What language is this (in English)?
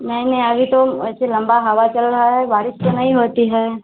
Hindi